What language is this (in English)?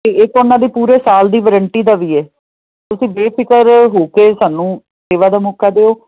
Punjabi